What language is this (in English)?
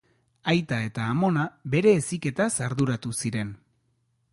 Basque